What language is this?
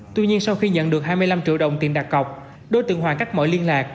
Vietnamese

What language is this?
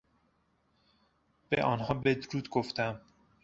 Persian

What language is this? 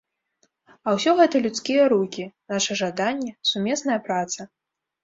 Belarusian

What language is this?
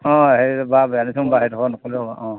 Assamese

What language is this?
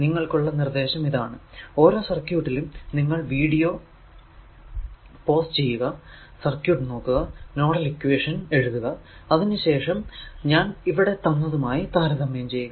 Malayalam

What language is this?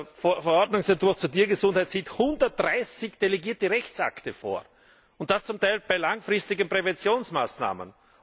German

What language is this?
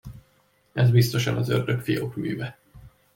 Hungarian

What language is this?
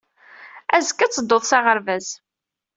Kabyle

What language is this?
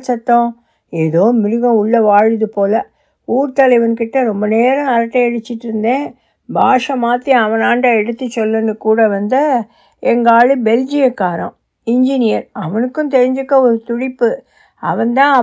Tamil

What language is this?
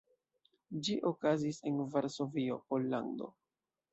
Esperanto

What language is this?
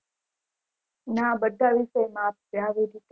Gujarati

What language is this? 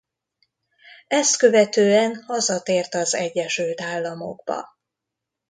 Hungarian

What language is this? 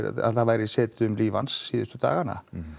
Icelandic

